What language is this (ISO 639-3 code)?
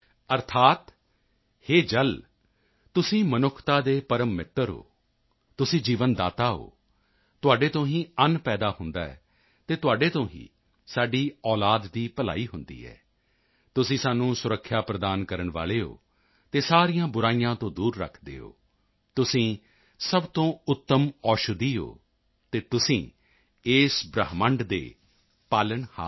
pan